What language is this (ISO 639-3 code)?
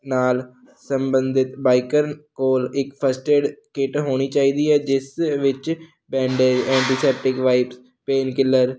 pan